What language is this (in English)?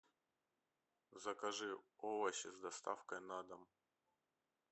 Russian